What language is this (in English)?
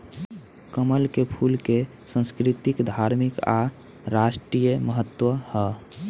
Bhojpuri